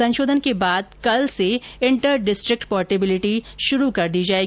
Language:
Hindi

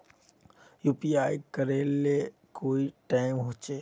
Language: Magahi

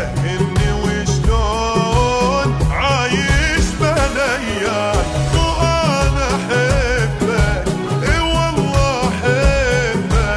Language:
Arabic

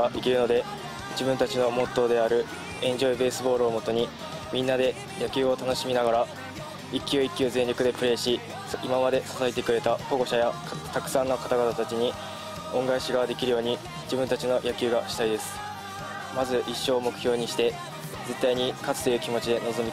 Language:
Japanese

